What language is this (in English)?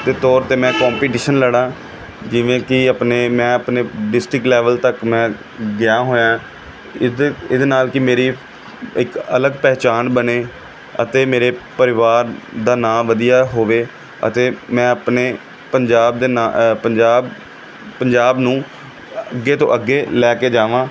Punjabi